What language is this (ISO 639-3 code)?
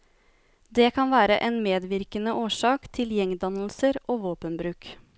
nor